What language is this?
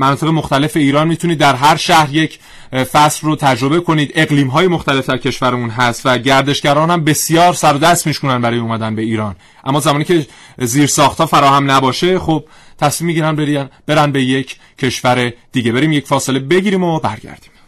Persian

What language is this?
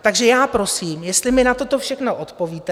Czech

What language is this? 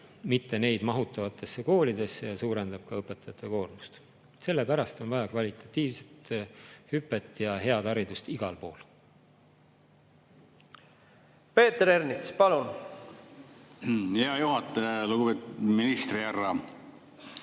Estonian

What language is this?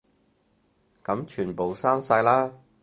Cantonese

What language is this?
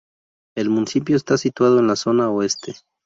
Spanish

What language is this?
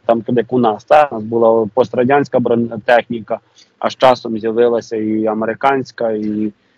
Ukrainian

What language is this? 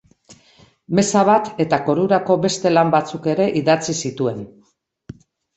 Basque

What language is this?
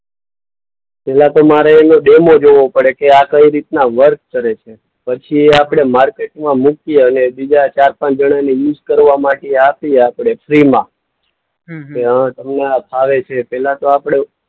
Gujarati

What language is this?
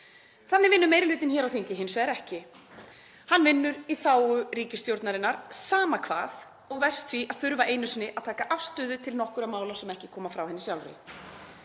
Icelandic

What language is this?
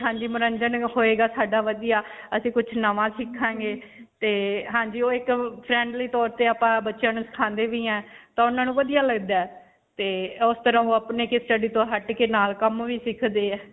Punjabi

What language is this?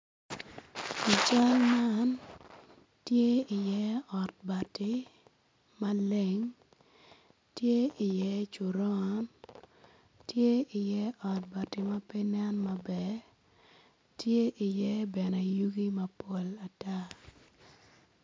Acoli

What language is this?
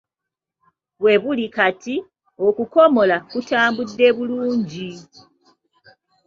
Ganda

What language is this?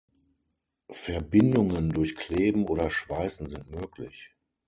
German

